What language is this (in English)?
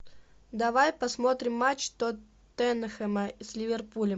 Russian